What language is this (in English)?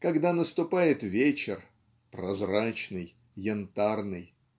Russian